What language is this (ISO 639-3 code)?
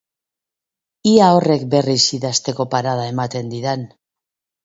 eus